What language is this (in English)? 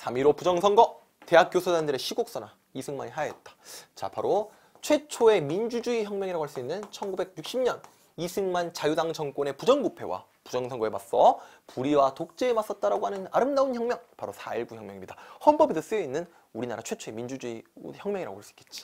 Korean